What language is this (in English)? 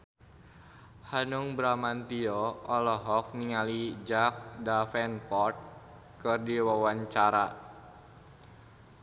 Sundanese